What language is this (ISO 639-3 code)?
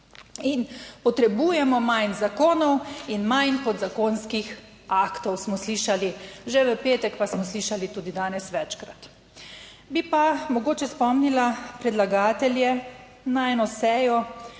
slv